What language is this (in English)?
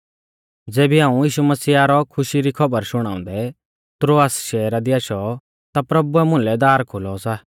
Mahasu Pahari